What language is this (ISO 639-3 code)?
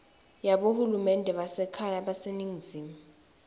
ssw